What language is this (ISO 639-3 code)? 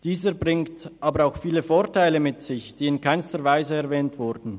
gsw